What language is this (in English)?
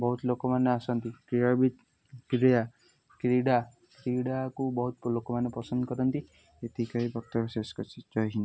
Odia